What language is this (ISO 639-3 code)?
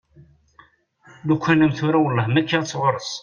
kab